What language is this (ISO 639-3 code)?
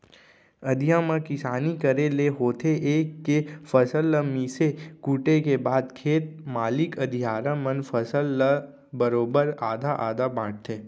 hne